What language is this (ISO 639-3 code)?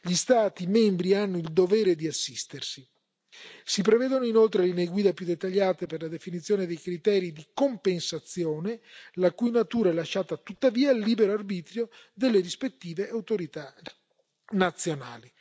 ita